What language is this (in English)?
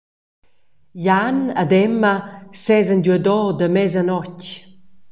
Romansh